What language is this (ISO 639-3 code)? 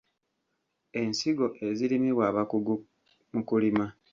lug